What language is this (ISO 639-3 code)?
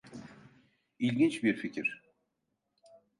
tur